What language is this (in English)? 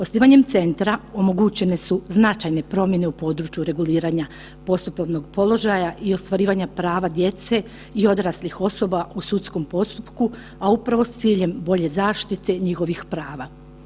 Croatian